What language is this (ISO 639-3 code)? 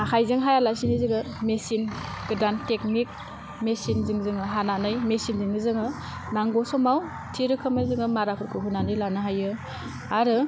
brx